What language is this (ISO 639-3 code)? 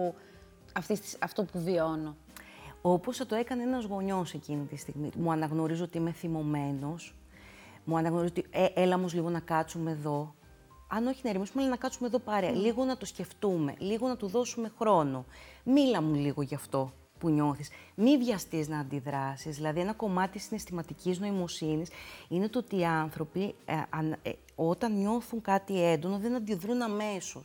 ell